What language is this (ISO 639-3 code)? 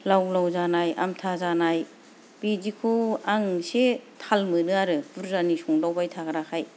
brx